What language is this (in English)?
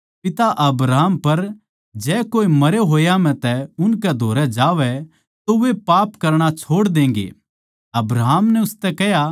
Haryanvi